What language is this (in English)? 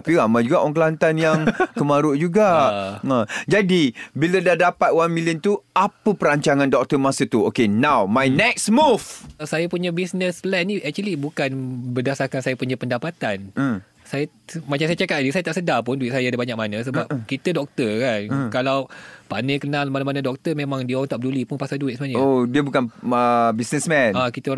Malay